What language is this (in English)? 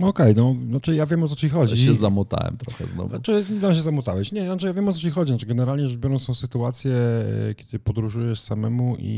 Polish